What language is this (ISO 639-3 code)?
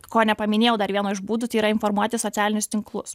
lit